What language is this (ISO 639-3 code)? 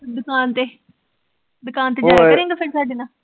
pan